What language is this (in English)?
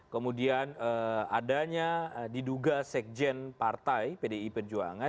Indonesian